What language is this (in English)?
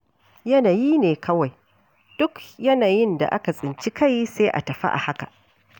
Hausa